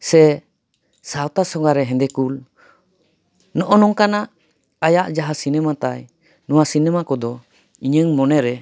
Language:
Santali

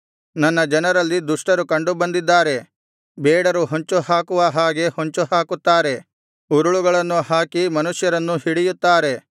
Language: Kannada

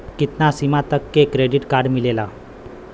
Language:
Bhojpuri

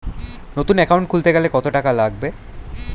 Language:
Bangla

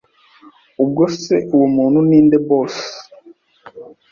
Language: Kinyarwanda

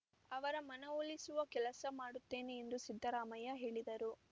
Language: Kannada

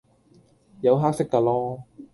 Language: Cantonese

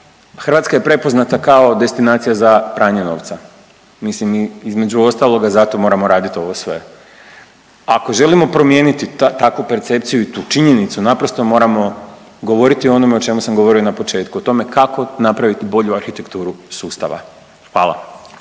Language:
Croatian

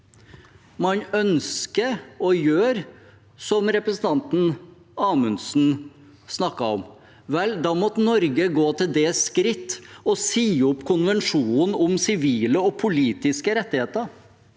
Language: Norwegian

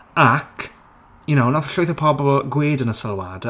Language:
Welsh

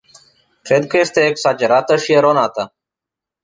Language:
Romanian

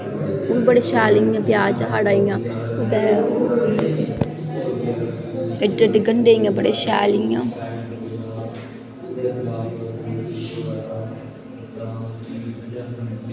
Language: Dogri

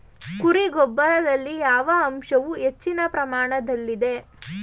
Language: Kannada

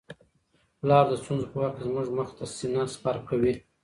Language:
Pashto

